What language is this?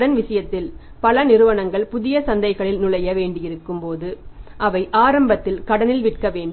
Tamil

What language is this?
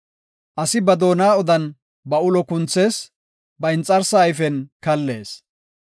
Gofa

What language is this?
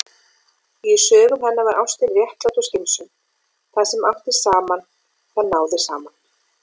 Icelandic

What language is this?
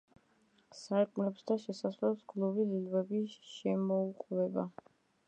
Georgian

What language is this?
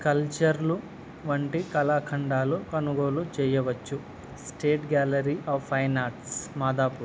Telugu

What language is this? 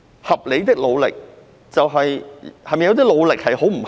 Cantonese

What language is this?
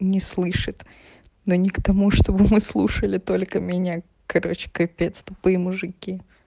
Russian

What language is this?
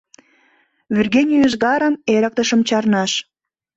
Mari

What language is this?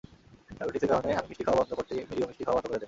Bangla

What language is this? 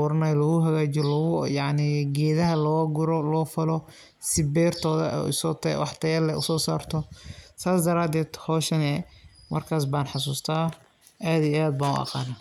Somali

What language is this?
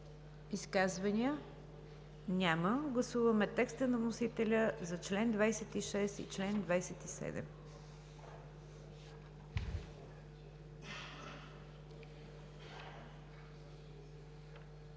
Bulgarian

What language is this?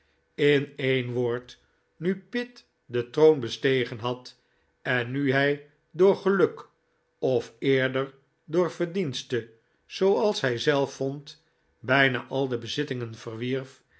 Dutch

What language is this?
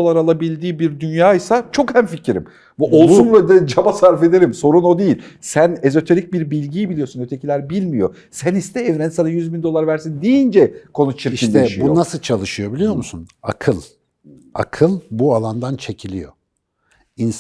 Turkish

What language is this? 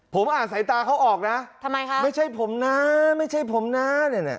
Thai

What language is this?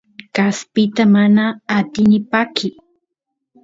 Santiago del Estero Quichua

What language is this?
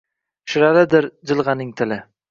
Uzbek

